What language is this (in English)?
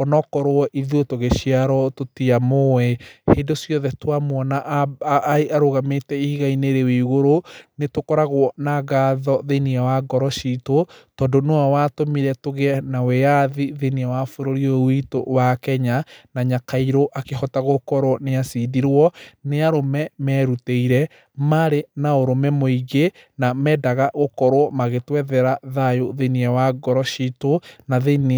Kikuyu